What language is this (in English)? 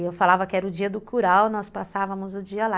Portuguese